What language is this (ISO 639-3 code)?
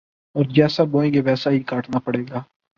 urd